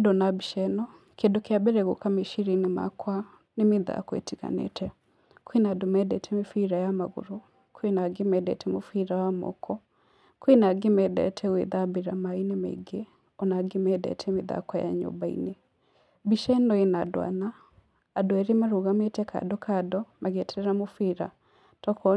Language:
Kikuyu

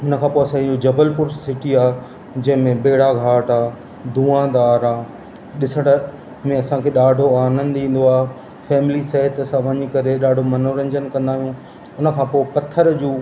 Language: Sindhi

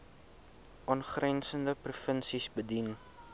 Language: Afrikaans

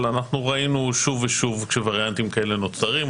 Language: Hebrew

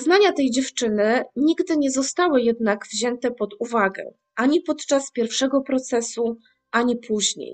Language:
Polish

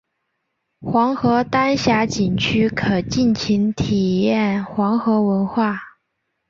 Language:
Chinese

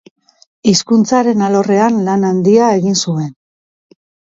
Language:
Basque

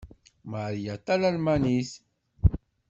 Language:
Kabyle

